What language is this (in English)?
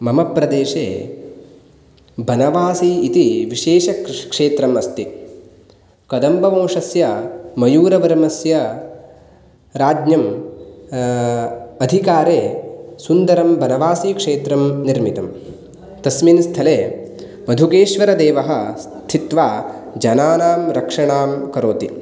Sanskrit